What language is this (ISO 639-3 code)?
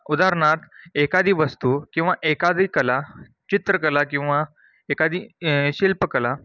mar